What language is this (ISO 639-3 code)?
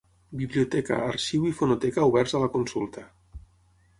cat